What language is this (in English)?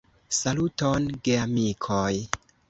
Esperanto